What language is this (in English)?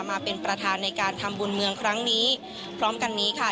Thai